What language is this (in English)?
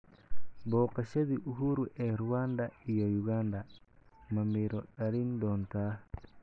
Somali